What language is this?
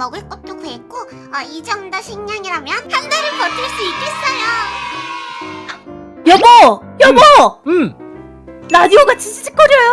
Korean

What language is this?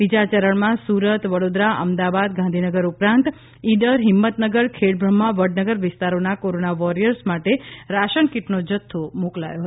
Gujarati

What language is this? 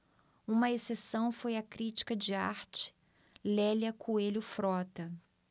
Portuguese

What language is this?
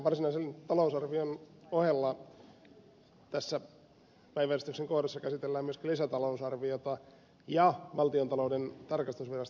Finnish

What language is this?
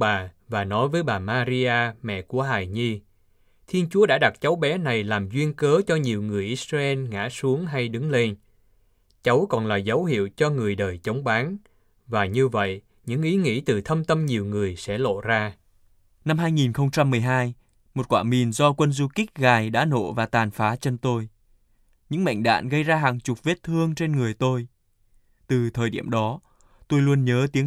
Vietnamese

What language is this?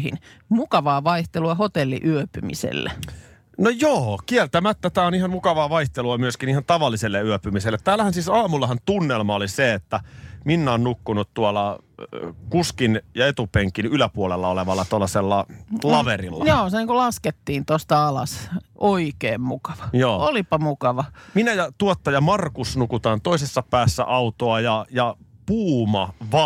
Finnish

